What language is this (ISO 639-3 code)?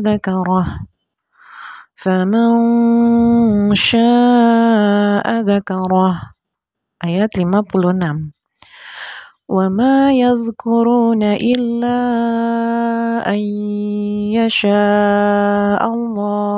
ind